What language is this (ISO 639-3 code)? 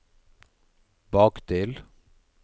nor